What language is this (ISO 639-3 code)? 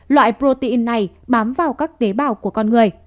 vie